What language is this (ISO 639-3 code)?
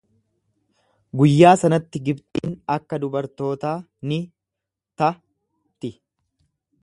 orm